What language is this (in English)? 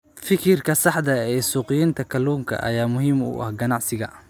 Somali